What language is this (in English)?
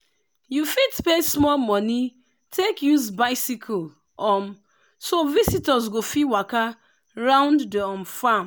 Nigerian Pidgin